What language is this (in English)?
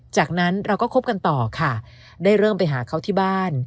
Thai